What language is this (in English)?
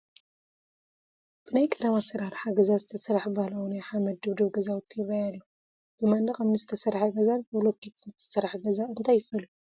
Tigrinya